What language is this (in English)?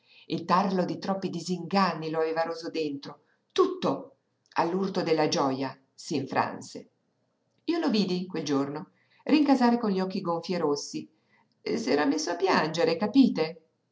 Italian